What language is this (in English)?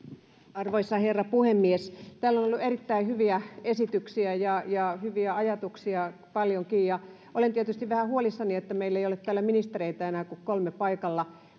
Finnish